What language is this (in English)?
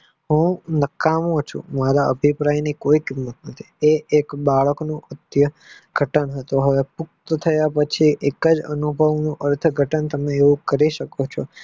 Gujarati